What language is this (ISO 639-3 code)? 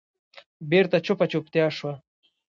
pus